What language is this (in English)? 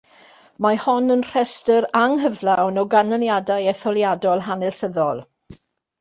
Welsh